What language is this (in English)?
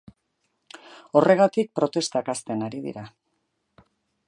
Basque